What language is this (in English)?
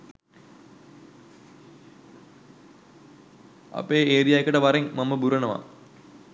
Sinhala